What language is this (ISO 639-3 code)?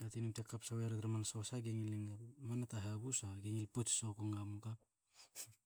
hao